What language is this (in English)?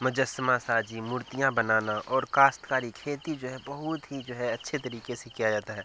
Urdu